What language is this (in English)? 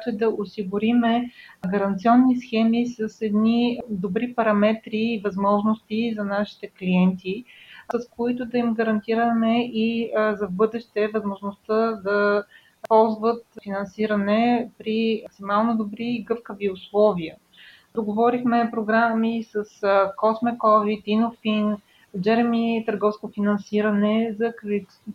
Bulgarian